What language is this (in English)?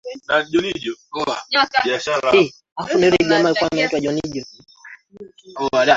Swahili